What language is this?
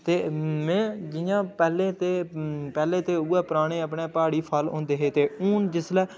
Dogri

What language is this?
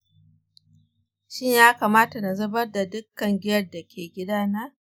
Hausa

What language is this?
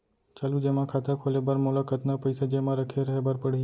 Chhattisgarhi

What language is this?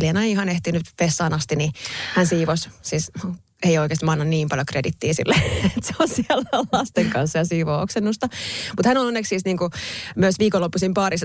Finnish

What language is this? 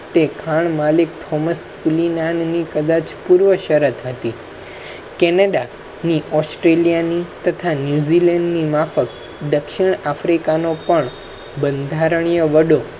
Gujarati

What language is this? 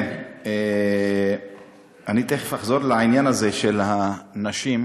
Hebrew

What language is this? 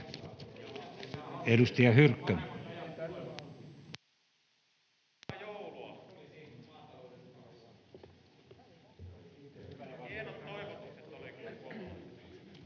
Finnish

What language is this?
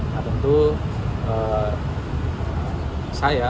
Indonesian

